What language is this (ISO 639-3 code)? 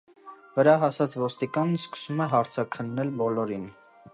hye